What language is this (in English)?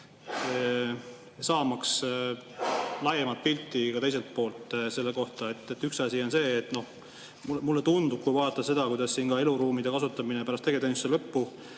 Estonian